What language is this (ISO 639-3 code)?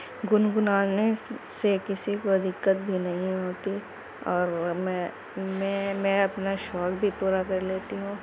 urd